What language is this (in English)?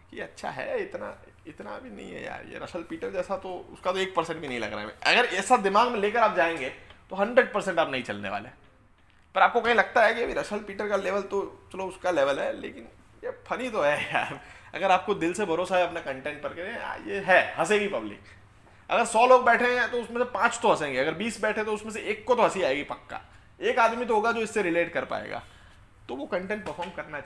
Hindi